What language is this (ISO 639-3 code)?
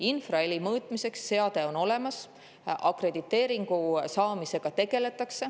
est